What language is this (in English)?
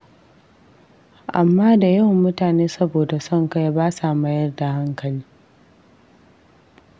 Hausa